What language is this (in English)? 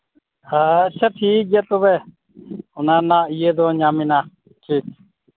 Santali